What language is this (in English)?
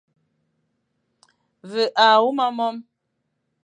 Fang